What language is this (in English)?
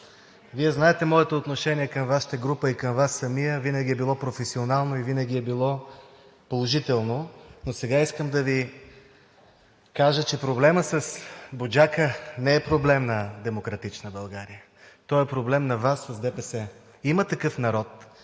Bulgarian